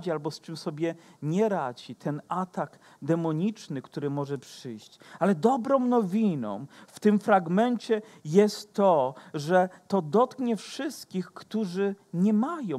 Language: Polish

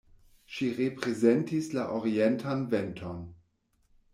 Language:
Esperanto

